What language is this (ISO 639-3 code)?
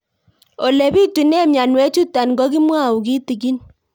kln